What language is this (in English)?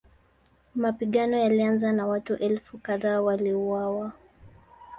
Swahili